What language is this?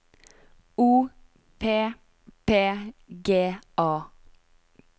Norwegian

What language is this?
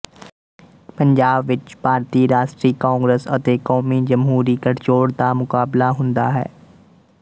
Punjabi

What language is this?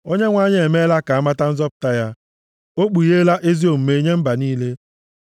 Igbo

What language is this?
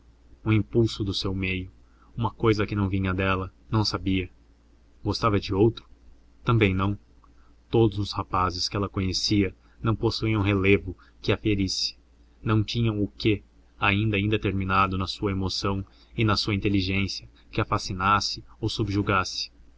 Portuguese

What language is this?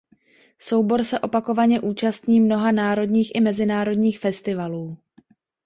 Czech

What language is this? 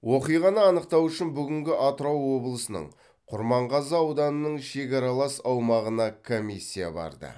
Kazakh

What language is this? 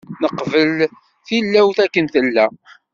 Kabyle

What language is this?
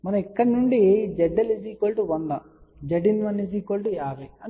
Telugu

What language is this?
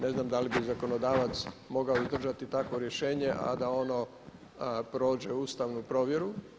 Croatian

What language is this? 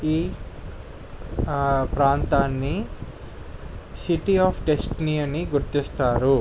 Telugu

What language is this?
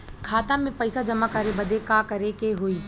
Bhojpuri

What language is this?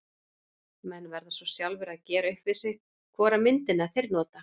Icelandic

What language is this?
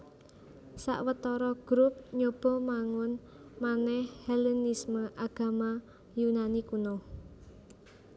Javanese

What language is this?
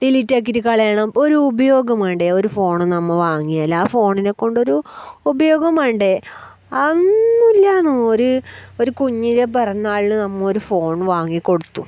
Malayalam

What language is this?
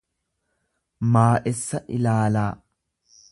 Oromo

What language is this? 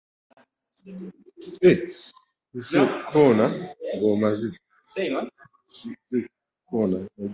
Ganda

